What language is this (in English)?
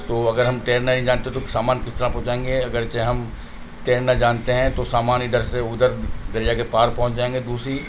Urdu